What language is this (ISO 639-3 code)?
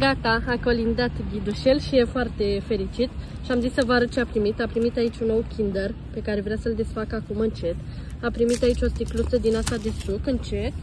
ron